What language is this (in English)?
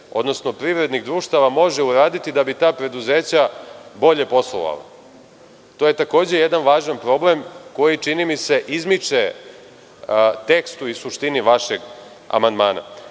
Serbian